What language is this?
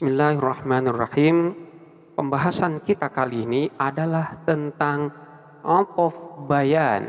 Indonesian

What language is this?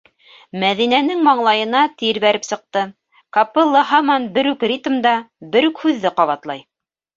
Bashkir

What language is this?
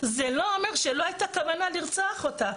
Hebrew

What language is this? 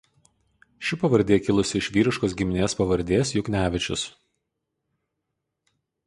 Lithuanian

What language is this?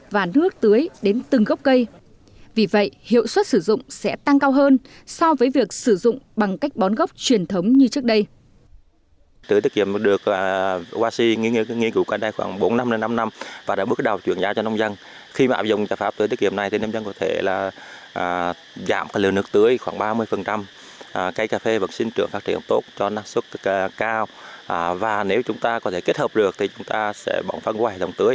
Vietnamese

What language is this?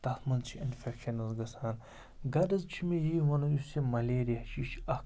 Kashmiri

